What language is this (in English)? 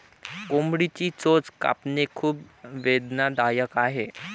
Marathi